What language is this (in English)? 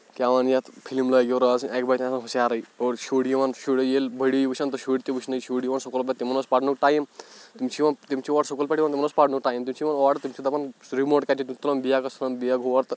Kashmiri